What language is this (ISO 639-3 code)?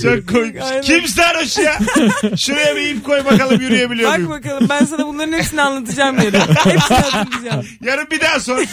tur